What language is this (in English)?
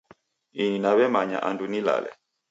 Taita